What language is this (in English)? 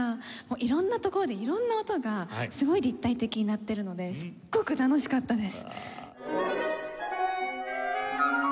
Japanese